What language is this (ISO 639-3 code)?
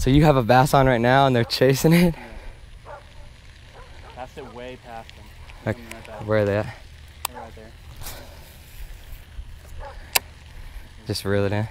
eng